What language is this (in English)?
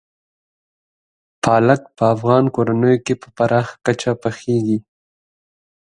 Pashto